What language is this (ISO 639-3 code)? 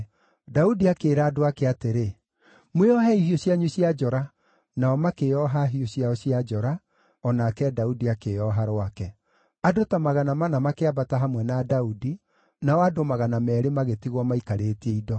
kik